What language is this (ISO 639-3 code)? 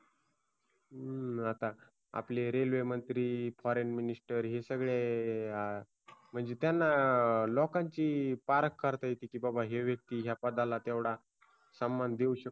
mar